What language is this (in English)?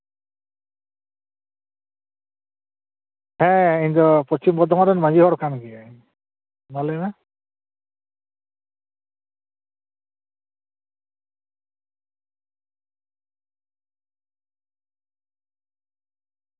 Santali